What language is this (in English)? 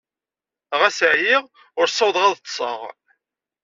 Kabyle